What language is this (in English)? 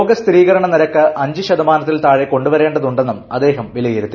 Malayalam